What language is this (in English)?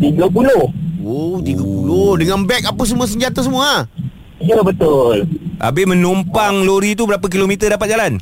Malay